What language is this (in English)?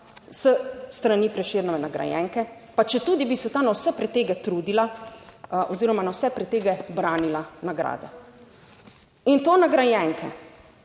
Slovenian